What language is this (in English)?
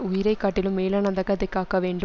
Tamil